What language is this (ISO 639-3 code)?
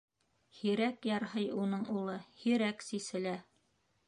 bak